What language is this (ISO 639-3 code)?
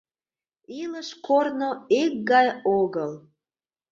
chm